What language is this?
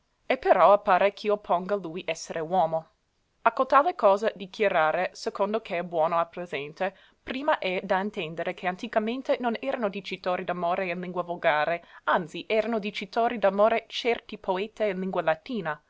Italian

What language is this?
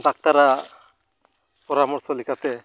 Santali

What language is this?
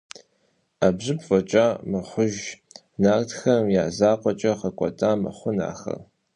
Kabardian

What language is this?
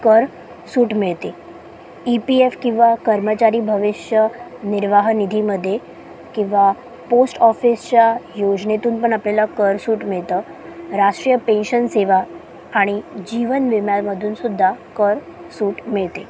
Marathi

